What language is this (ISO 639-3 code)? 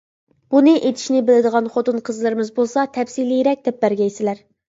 uig